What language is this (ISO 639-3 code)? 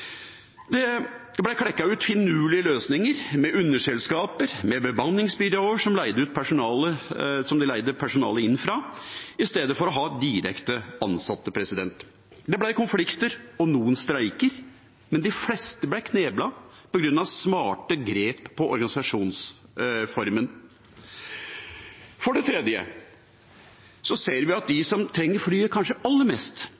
nob